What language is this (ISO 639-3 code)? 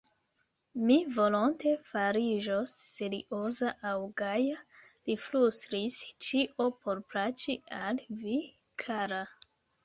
epo